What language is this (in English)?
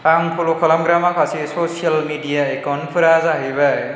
Bodo